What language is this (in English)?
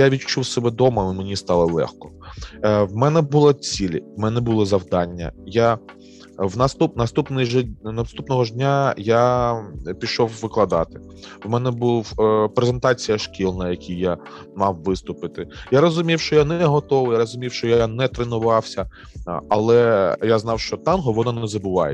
Ukrainian